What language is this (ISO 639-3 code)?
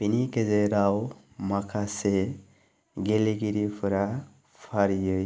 brx